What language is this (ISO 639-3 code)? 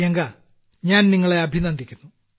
mal